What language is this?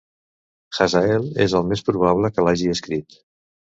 Catalan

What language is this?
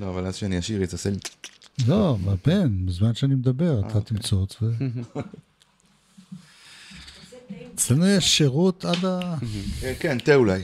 Hebrew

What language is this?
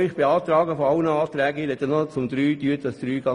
Swiss German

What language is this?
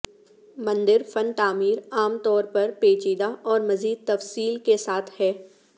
Urdu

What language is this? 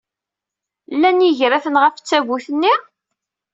Kabyle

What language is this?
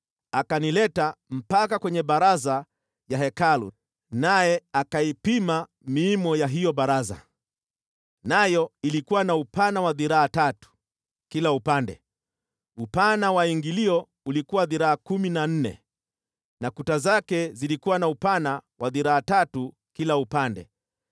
Swahili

